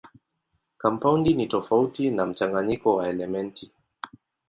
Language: Swahili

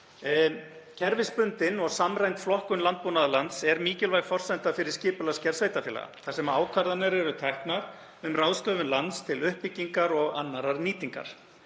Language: Icelandic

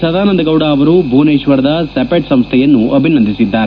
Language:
Kannada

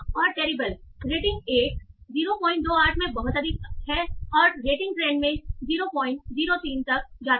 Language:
Hindi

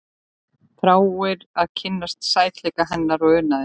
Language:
Icelandic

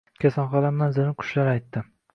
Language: Uzbek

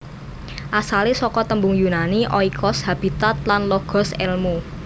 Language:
Javanese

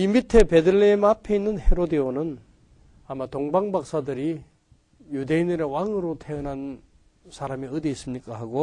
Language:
Korean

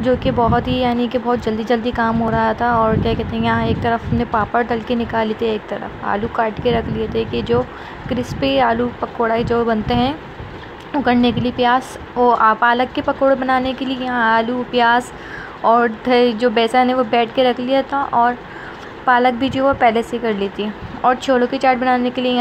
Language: Hindi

